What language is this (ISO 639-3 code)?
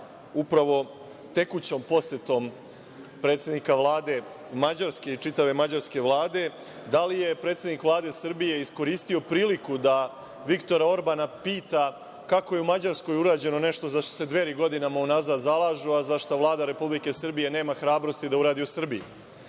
srp